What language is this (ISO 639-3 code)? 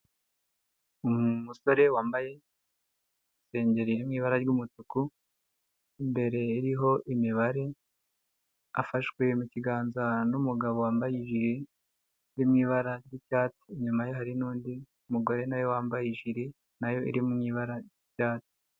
kin